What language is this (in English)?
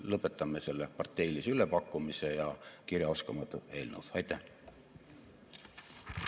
Estonian